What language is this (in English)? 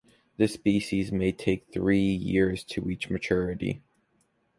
English